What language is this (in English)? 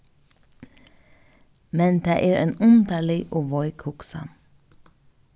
Faroese